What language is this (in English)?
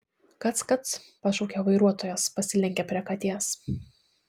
Lithuanian